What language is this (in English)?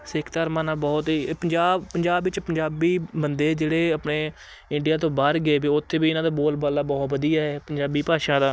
Punjabi